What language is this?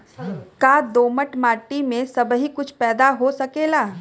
Bhojpuri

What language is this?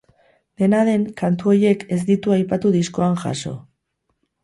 Basque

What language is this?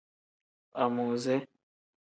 Tem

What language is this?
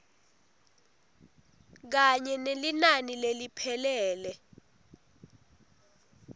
Swati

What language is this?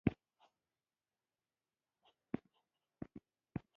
Pashto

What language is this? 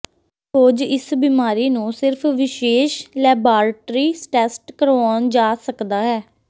Punjabi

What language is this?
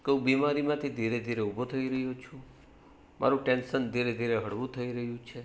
Gujarati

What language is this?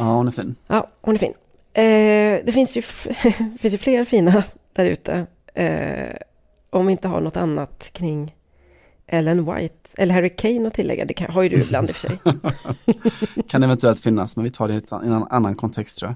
Swedish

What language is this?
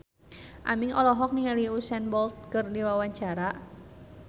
Sundanese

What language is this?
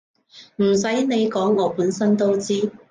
Cantonese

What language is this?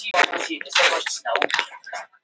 Icelandic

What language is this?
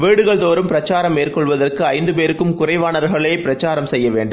Tamil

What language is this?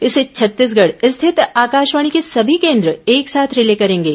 Hindi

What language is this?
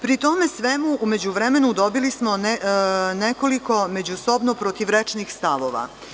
Serbian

